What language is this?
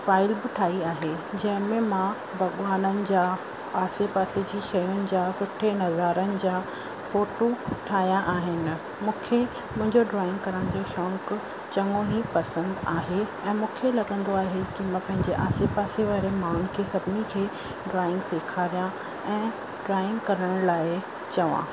Sindhi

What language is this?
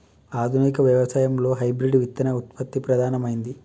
Telugu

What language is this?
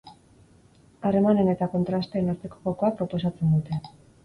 Basque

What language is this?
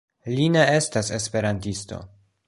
Esperanto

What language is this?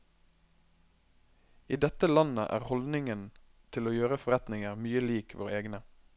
Norwegian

